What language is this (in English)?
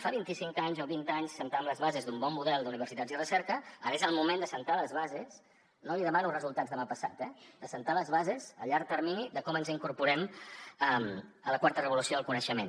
Catalan